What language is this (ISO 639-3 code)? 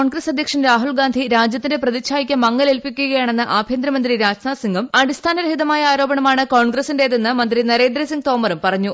mal